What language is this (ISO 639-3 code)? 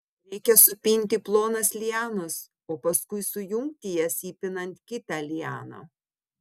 lit